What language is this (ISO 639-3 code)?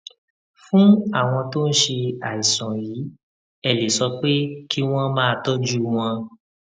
yor